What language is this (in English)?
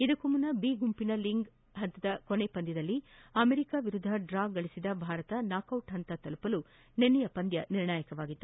Kannada